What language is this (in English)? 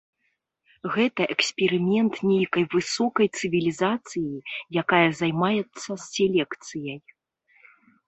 Belarusian